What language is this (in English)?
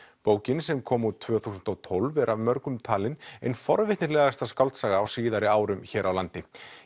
Icelandic